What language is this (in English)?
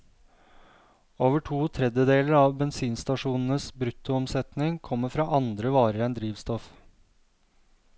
Norwegian